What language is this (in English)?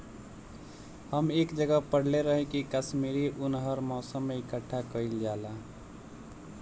Bhojpuri